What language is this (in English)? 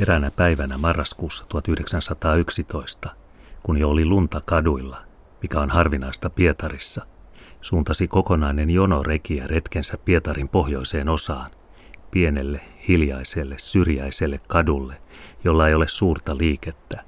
Finnish